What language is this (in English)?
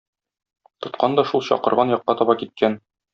Tatar